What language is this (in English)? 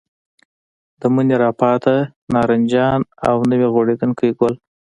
Pashto